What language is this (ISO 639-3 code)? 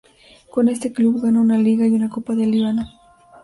spa